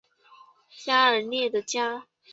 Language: Chinese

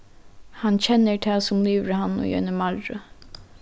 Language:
Faroese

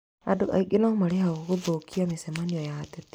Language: Kikuyu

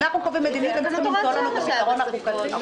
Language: Hebrew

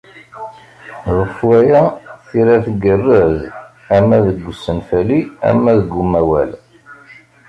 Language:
Kabyle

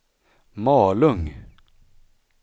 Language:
Swedish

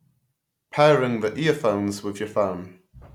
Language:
English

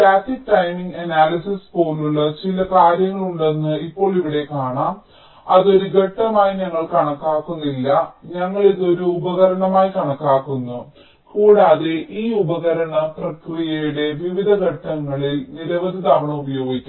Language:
Malayalam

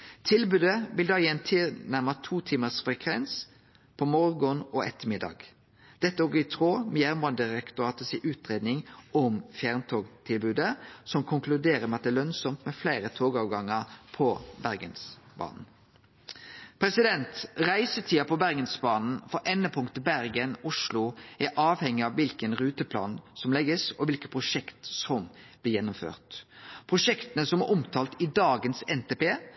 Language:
Norwegian Nynorsk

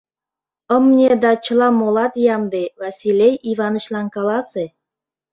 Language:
Mari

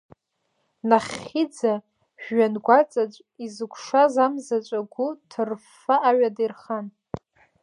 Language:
Abkhazian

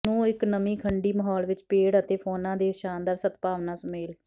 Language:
Punjabi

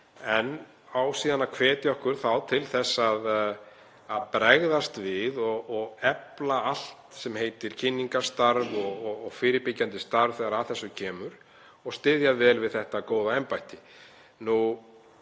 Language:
Icelandic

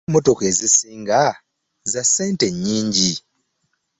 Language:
Ganda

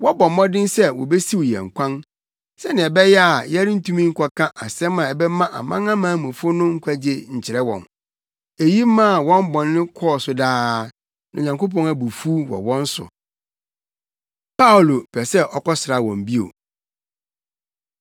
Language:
Akan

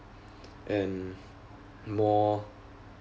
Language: English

